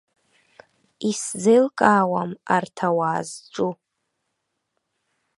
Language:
Abkhazian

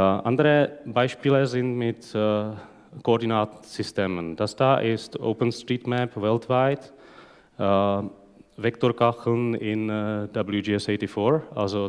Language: German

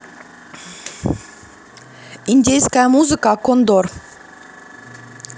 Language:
Russian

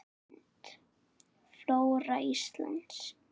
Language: Icelandic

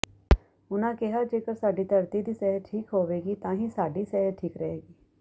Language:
Punjabi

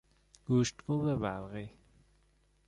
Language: Persian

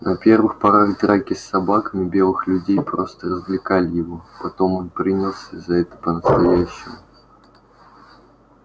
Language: Russian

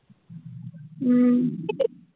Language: Assamese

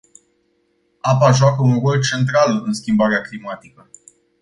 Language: Romanian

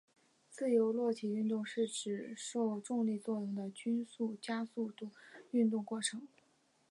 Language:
Chinese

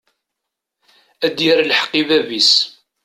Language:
Kabyle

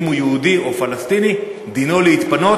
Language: Hebrew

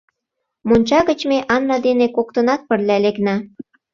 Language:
Mari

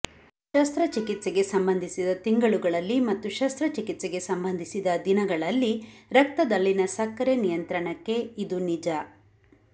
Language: Kannada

